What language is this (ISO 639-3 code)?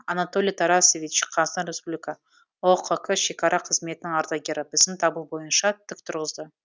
kaz